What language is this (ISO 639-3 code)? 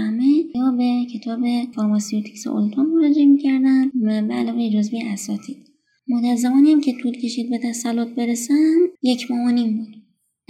fas